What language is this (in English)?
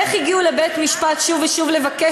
Hebrew